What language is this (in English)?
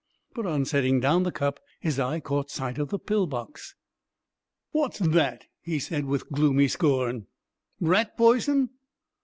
English